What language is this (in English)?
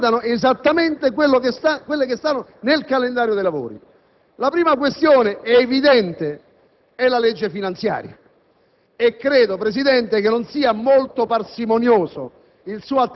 Italian